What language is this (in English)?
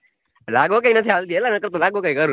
Gujarati